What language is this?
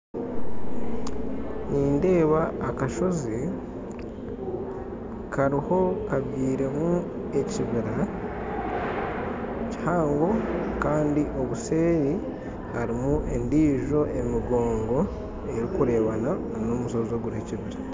Nyankole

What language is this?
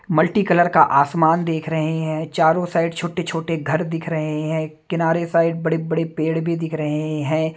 Hindi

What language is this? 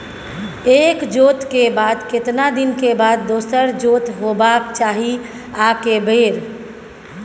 Maithili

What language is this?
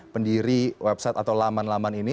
Indonesian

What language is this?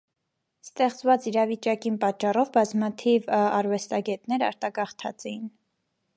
Armenian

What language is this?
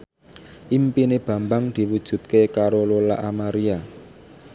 Javanese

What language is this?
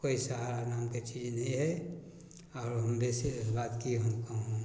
Maithili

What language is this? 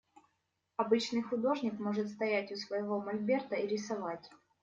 Russian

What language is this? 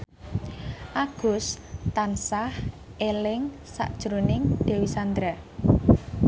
Javanese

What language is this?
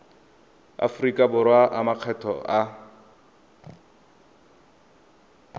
Tswana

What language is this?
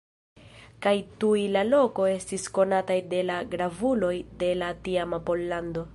Esperanto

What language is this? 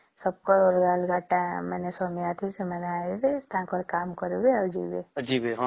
Odia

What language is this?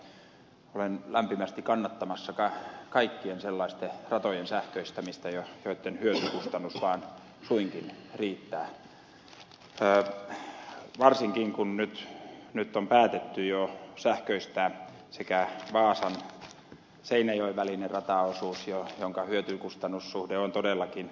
Finnish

